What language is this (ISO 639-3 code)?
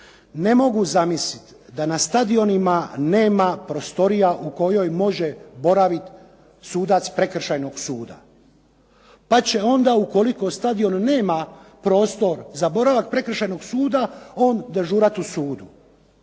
hrv